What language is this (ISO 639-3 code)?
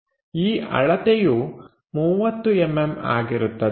kan